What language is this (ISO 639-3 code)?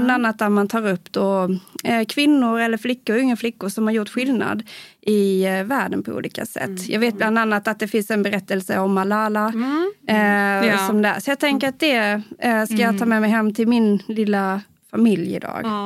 swe